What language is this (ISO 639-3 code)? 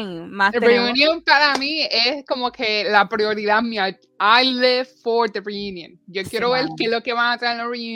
spa